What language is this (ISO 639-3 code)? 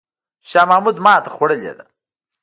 pus